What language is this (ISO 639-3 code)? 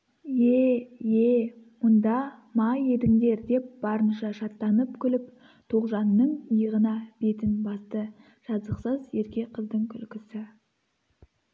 kaz